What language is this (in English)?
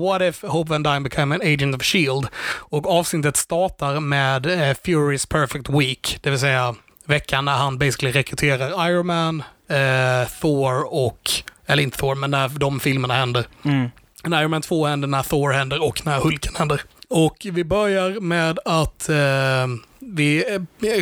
Swedish